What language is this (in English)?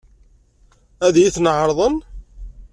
Kabyle